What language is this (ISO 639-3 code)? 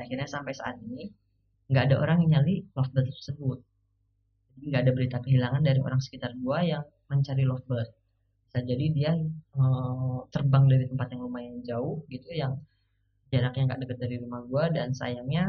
ind